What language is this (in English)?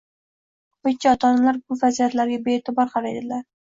Uzbek